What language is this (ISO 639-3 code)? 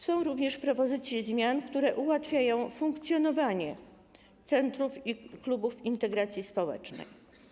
pol